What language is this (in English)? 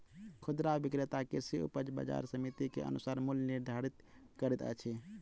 Maithili